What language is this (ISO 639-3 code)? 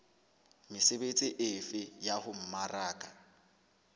sot